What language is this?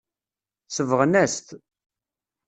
Kabyle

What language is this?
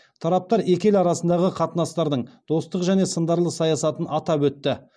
Kazakh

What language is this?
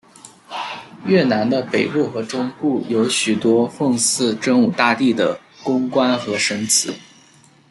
Chinese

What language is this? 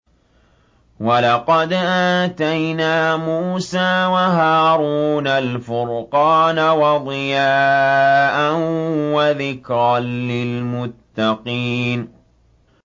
Arabic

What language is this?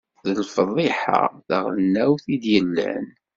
Kabyle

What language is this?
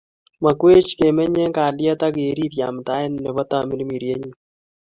Kalenjin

